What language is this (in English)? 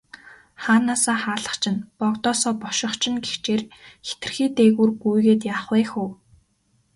Mongolian